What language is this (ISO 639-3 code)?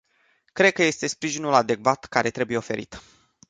ron